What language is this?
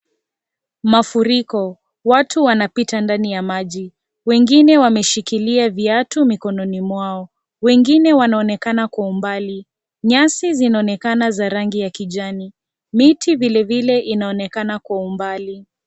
Swahili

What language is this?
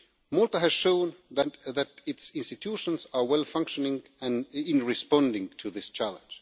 English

